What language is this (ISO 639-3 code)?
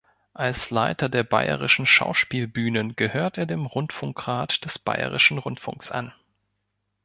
deu